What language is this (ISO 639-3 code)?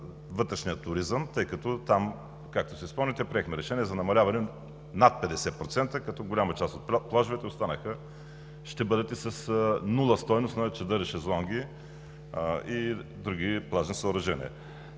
bul